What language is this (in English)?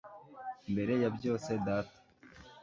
Kinyarwanda